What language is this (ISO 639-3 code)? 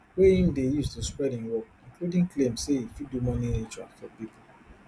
pcm